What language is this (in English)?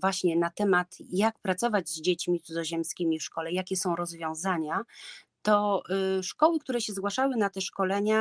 Polish